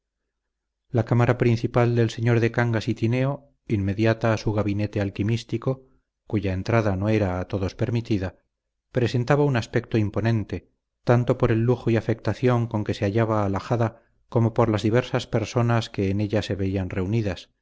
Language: Spanish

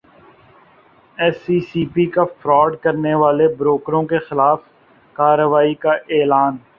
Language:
Urdu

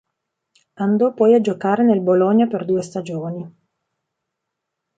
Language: Italian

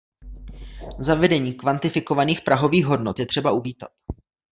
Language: Czech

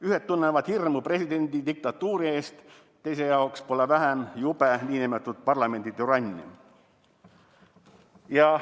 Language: Estonian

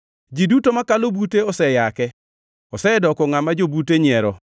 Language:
Luo (Kenya and Tanzania)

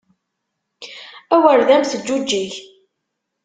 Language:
Kabyle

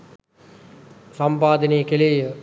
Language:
Sinhala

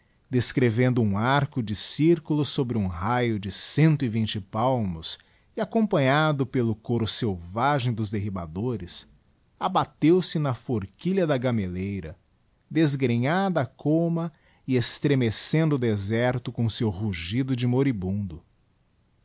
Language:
Portuguese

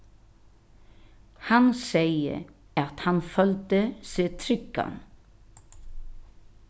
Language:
Faroese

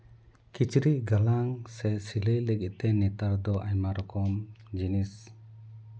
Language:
Santali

